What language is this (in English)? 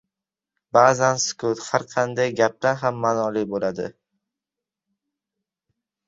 Uzbek